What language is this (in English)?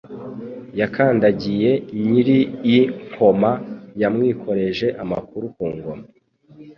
Kinyarwanda